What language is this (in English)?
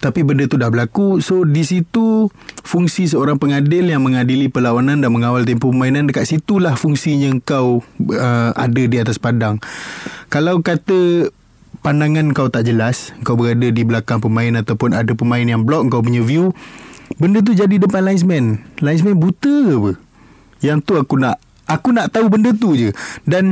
Malay